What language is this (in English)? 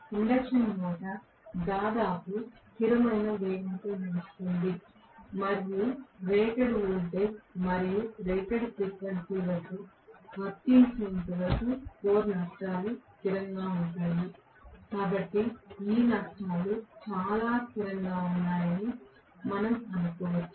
Telugu